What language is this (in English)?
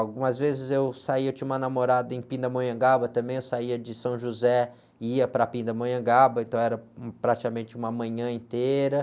Portuguese